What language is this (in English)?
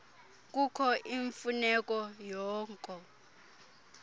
Xhosa